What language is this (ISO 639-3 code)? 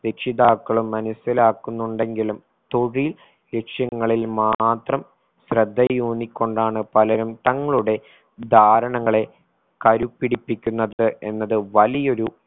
mal